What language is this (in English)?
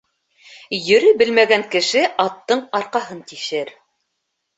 Bashkir